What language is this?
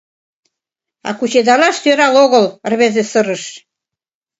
Mari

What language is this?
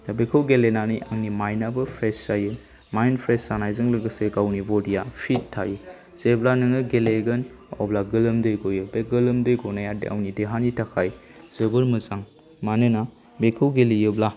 Bodo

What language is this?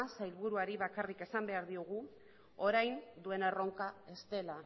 Basque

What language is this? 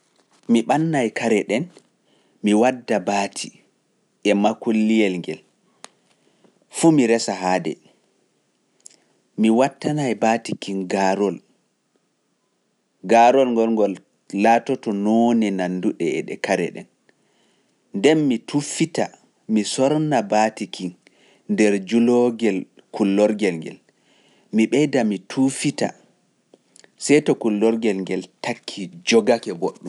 Pular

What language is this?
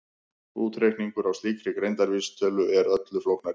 Icelandic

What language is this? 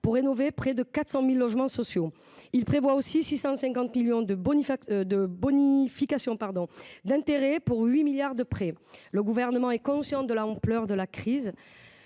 French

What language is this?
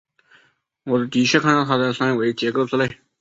Chinese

